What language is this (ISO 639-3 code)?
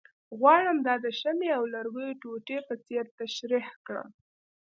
pus